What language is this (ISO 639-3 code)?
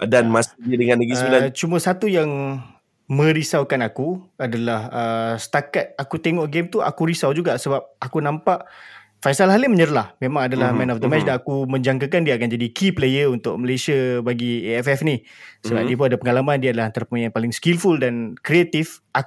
msa